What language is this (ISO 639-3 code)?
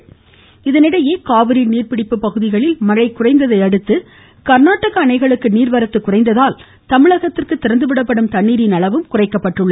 tam